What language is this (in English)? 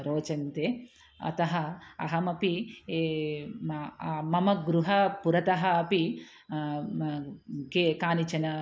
Sanskrit